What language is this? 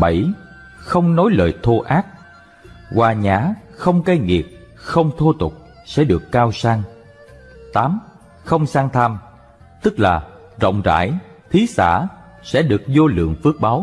Vietnamese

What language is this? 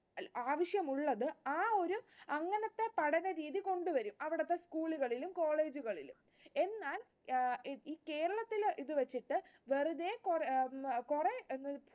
Malayalam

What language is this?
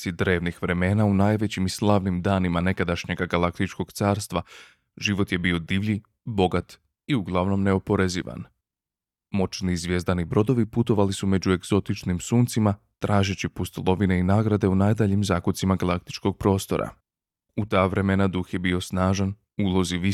Croatian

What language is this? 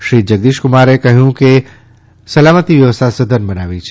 Gujarati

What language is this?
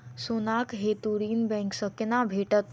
Maithili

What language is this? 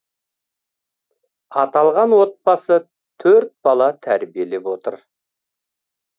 Kazakh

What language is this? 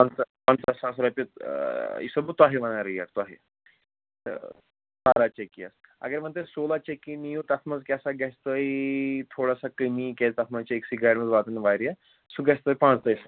Kashmiri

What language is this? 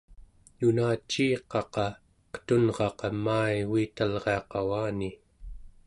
Central Yupik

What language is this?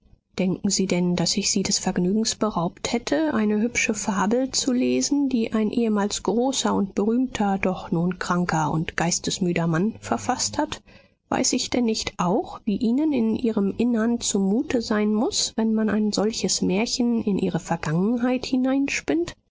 German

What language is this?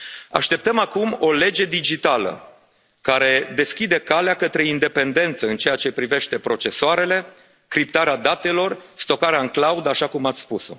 Romanian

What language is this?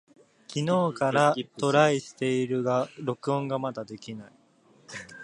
Japanese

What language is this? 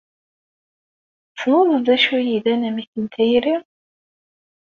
Kabyle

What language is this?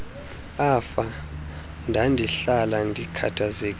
Xhosa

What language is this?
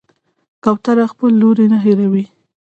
Pashto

